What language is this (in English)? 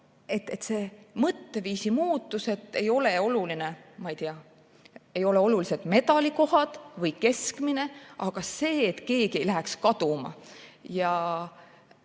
Estonian